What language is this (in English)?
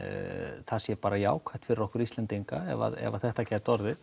Icelandic